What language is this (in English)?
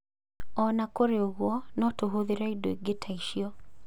Kikuyu